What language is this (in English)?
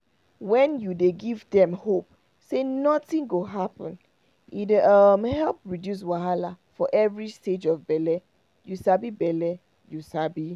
Nigerian Pidgin